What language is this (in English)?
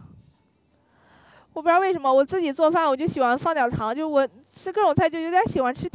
Chinese